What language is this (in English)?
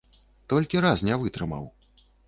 Belarusian